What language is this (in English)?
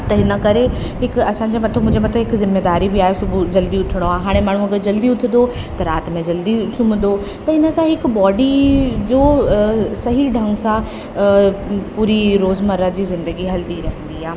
Sindhi